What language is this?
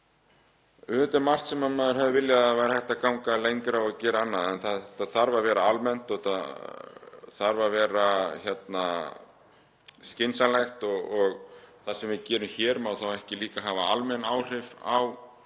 Icelandic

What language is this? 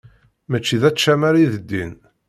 Kabyle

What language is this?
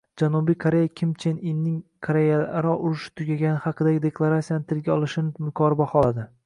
Uzbek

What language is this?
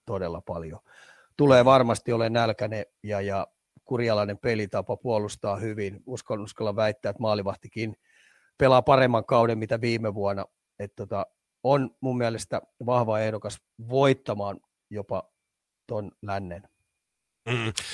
Finnish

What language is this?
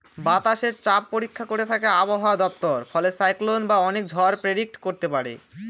Bangla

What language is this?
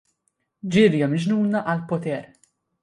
Maltese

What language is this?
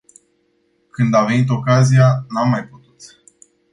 Romanian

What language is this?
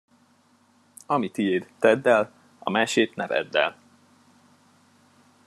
Hungarian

